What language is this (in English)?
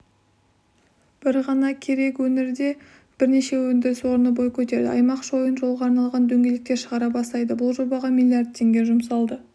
Kazakh